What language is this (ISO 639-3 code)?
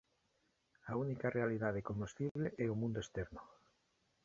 glg